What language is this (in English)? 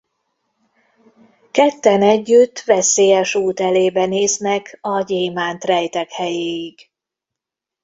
Hungarian